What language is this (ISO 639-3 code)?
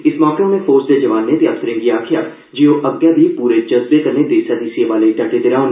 doi